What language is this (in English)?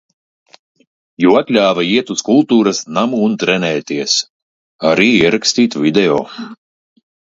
Latvian